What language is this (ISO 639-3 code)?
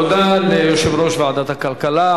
heb